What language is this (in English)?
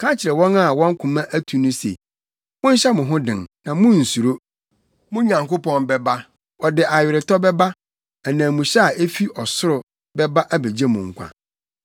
Akan